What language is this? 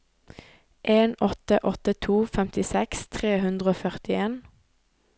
Norwegian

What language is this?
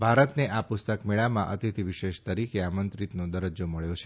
Gujarati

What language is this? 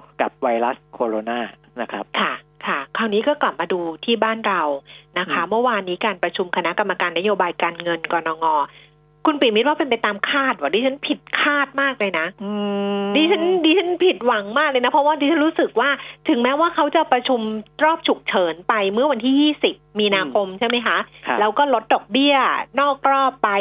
Thai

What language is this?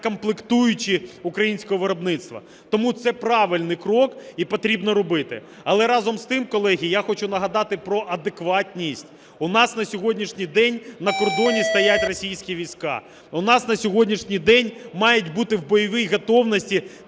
Ukrainian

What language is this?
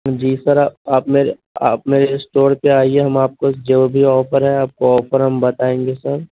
Urdu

